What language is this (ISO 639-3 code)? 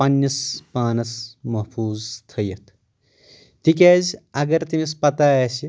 kas